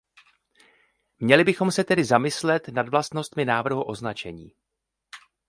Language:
Czech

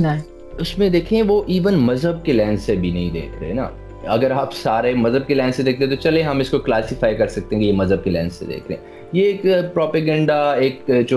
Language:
Urdu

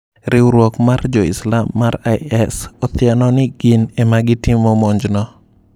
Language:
Luo (Kenya and Tanzania)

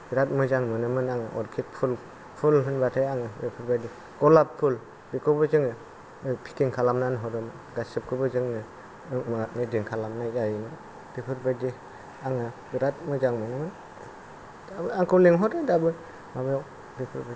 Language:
Bodo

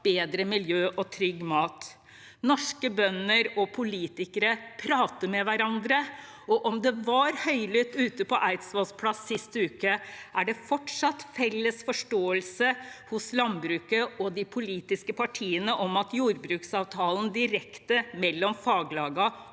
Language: Norwegian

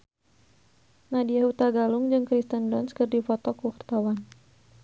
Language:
Sundanese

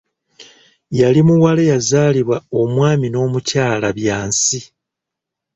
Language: Ganda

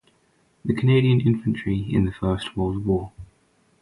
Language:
English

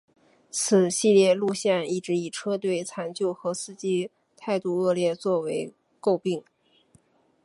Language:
Chinese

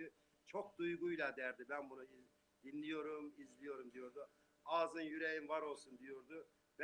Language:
Turkish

